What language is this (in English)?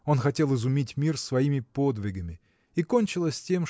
Russian